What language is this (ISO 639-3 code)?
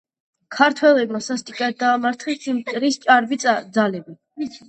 kat